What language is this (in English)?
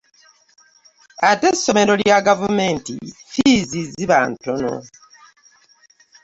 Ganda